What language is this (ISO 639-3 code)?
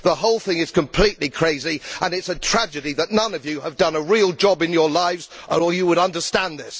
eng